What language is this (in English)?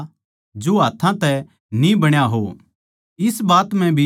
Haryanvi